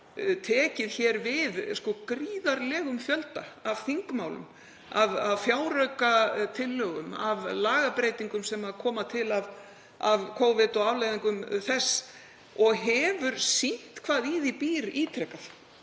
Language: Icelandic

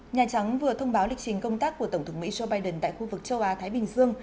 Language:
Vietnamese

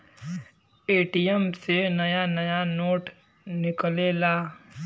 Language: Bhojpuri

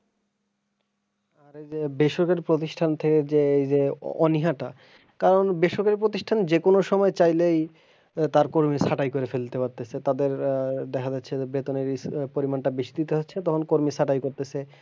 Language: Bangla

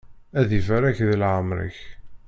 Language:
Kabyle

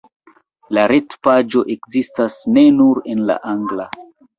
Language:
Esperanto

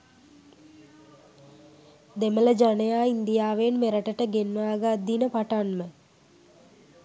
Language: Sinhala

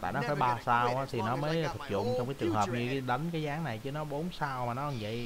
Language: Vietnamese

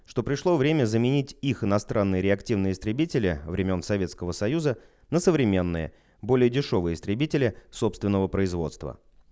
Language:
Russian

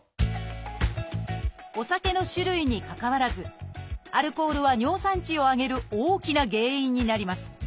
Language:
Japanese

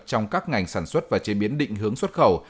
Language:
Vietnamese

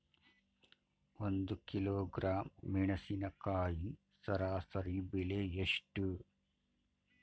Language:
Kannada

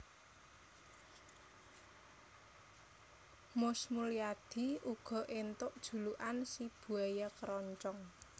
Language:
Javanese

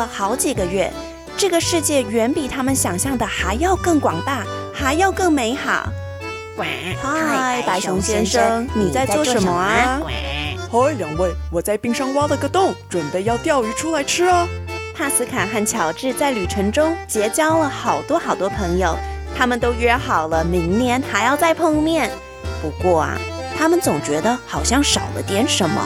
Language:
Chinese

